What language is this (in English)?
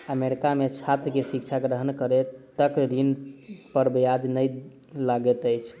Maithili